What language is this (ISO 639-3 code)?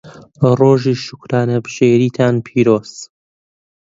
ckb